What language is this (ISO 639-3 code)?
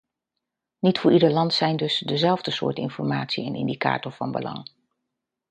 nld